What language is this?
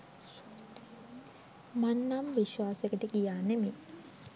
Sinhala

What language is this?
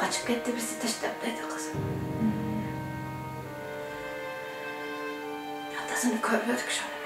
Turkish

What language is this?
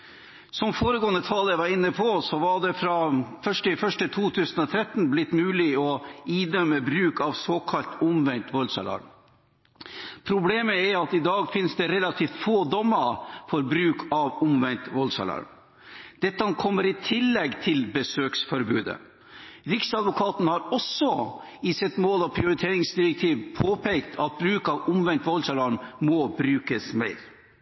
Norwegian Bokmål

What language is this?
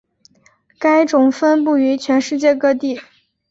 Chinese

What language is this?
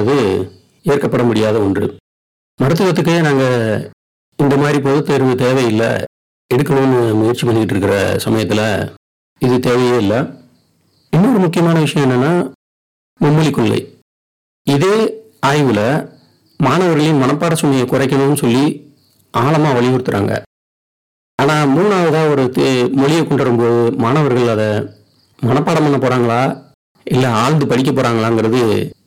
Tamil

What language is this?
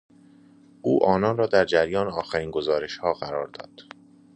Persian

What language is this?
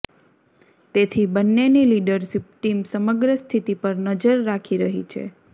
Gujarati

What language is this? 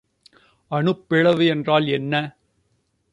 Tamil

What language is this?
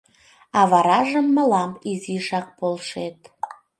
Mari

